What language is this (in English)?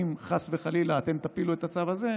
Hebrew